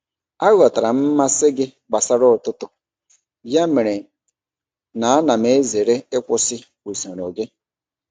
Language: Igbo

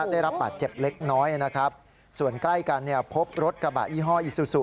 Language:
Thai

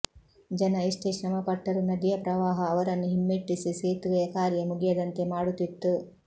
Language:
Kannada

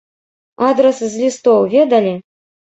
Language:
Belarusian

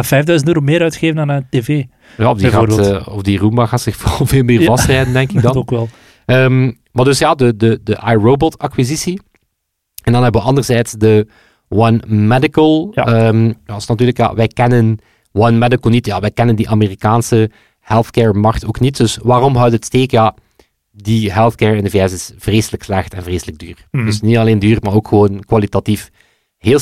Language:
Dutch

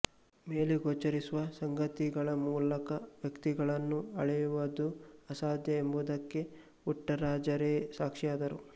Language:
Kannada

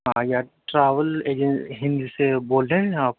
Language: Urdu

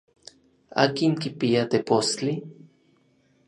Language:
Orizaba Nahuatl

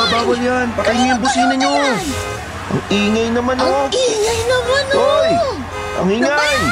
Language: Filipino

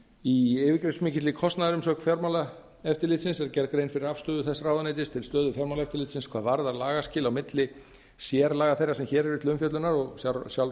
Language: Icelandic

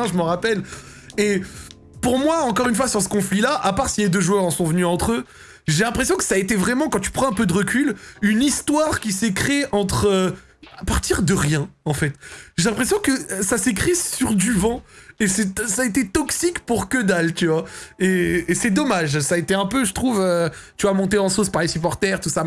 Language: French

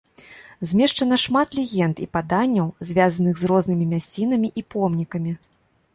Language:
Belarusian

